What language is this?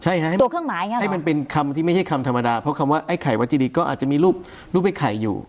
Thai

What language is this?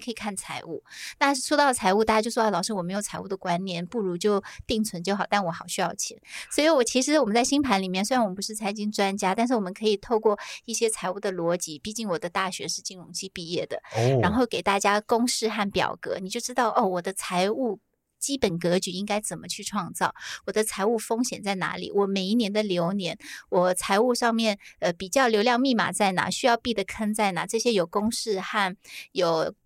Chinese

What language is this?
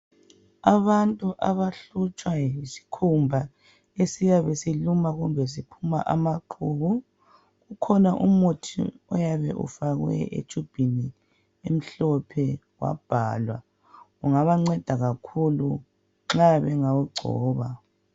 North Ndebele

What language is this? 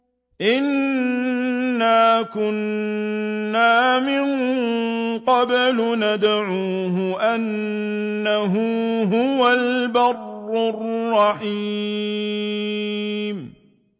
Arabic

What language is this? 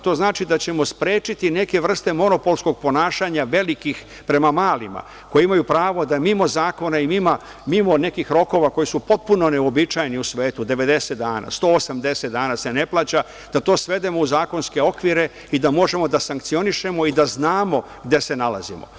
Serbian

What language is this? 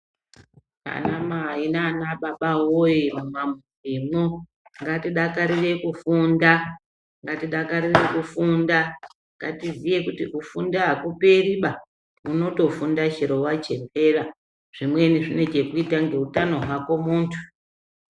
Ndau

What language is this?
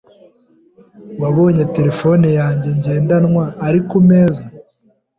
Kinyarwanda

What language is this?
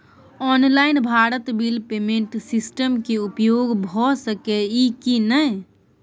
Maithili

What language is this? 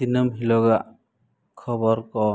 Santali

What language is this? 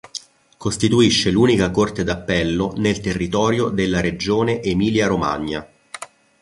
Italian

